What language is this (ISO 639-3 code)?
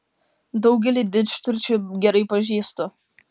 lit